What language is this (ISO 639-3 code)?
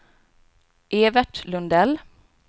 swe